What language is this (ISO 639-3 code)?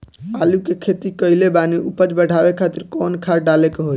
bho